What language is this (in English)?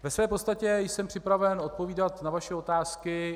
Czech